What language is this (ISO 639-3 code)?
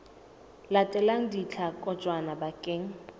sot